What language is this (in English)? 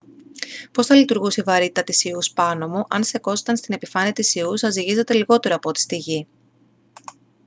Greek